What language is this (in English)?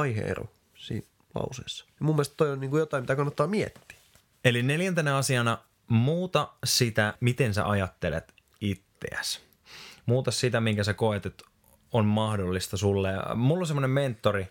Finnish